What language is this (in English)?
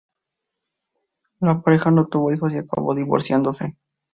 Spanish